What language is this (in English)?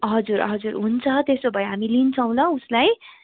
Nepali